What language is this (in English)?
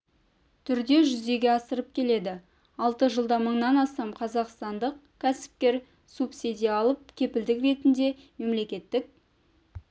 Kazakh